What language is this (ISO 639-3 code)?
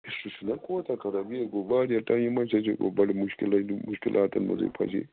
kas